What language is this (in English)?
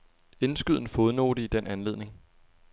Danish